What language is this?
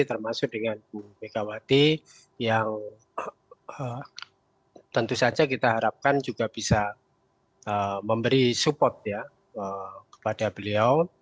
Indonesian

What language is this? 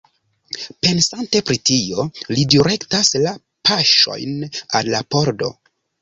Esperanto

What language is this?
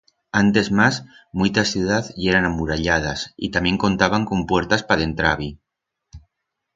Aragonese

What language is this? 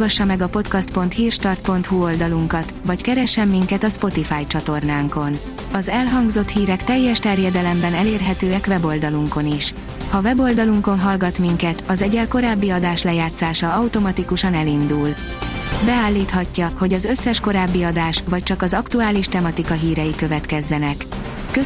Hungarian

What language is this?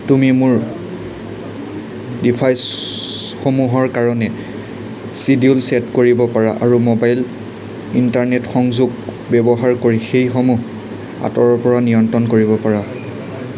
Assamese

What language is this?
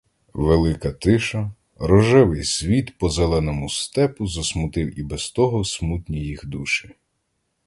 Ukrainian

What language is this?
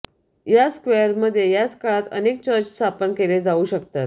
Marathi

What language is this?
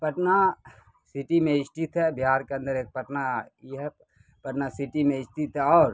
Urdu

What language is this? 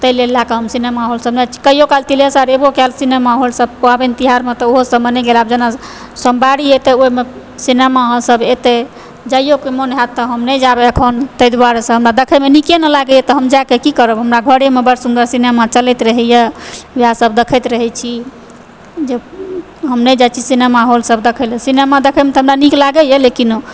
Maithili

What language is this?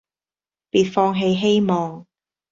Cantonese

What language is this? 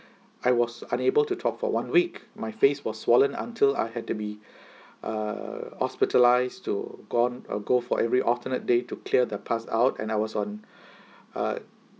English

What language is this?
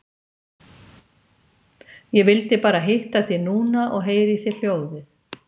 Icelandic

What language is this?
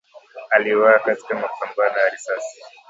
Swahili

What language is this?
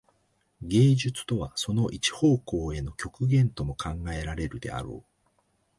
Japanese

